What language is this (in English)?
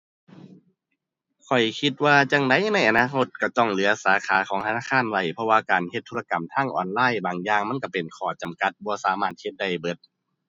Thai